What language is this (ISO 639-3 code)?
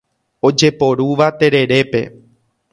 grn